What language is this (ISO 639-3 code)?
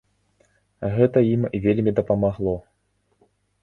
bel